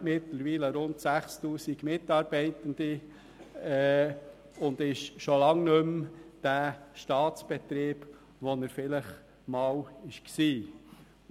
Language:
Swiss German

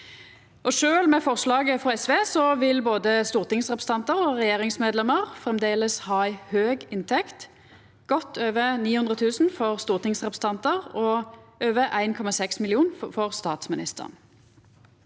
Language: Norwegian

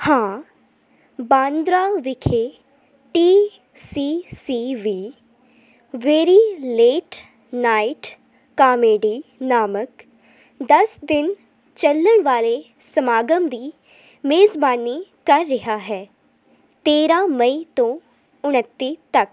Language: Punjabi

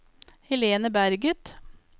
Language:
Norwegian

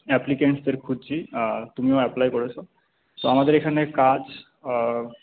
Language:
Bangla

